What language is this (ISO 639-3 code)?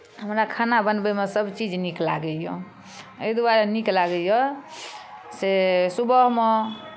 mai